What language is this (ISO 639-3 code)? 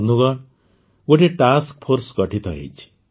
ori